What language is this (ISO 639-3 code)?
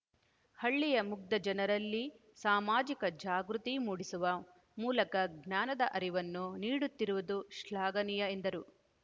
kan